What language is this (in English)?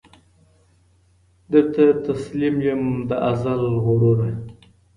Pashto